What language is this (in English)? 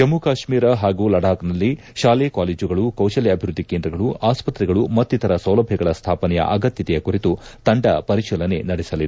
Kannada